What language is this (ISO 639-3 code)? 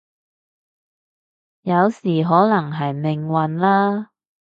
yue